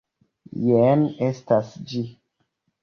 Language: Esperanto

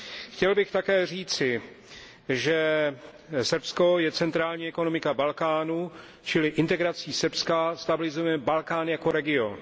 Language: Czech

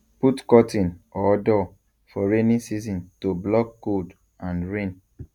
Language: Nigerian Pidgin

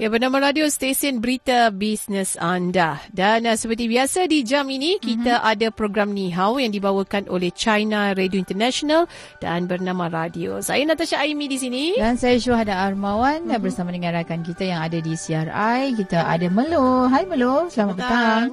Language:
Malay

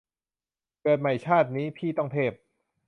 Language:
Thai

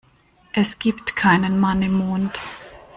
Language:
German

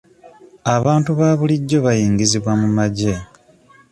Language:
Ganda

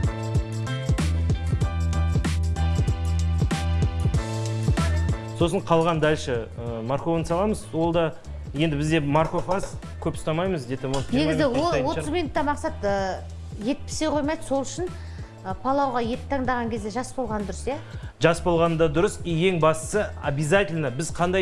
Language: Turkish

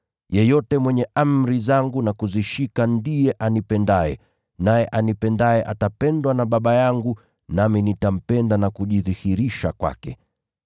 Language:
Swahili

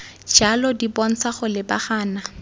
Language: Tswana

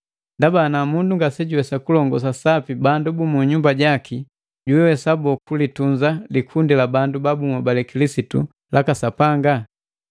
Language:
Matengo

